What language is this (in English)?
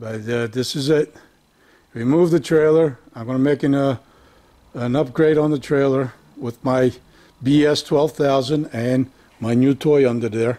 English